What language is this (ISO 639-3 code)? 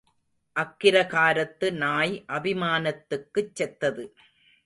tam